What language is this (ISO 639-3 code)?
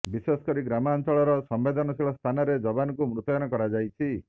ori